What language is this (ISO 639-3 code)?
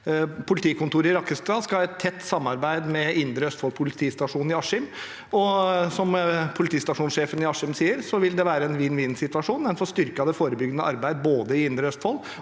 nor